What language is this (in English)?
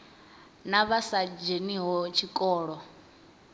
Venda